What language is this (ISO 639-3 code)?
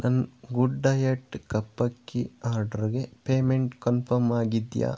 kan